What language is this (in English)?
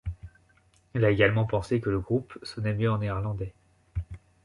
French